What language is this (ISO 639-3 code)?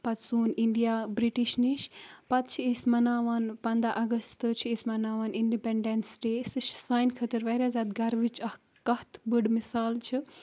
kas